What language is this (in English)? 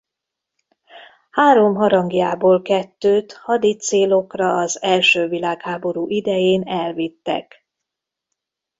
Hungarian